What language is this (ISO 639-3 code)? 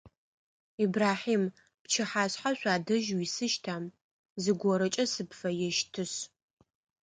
ady